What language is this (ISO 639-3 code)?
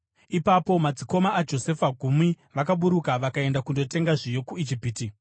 sna